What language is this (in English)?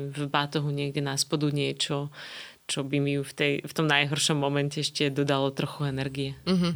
Slovak